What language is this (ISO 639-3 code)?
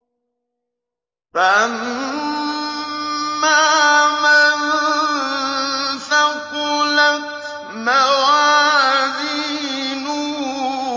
ara